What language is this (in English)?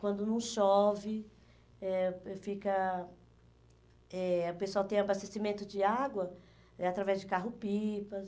Portuguese